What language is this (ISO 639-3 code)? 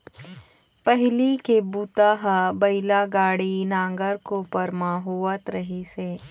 hne